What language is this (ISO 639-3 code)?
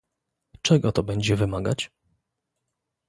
pol